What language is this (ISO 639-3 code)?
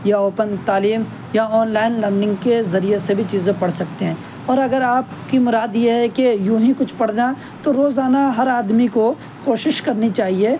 urd